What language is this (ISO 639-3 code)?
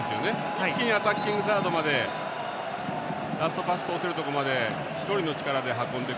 jpn